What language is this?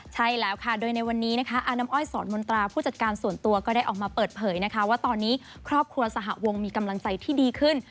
Thai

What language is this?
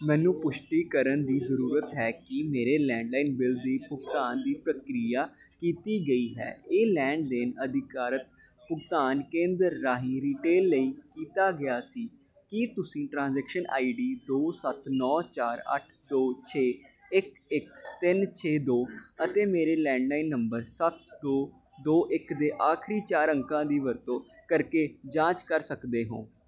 Punjabi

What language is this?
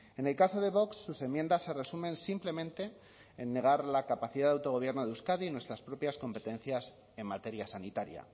Spanish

